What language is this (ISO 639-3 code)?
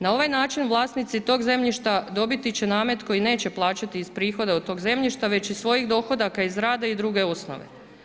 hrv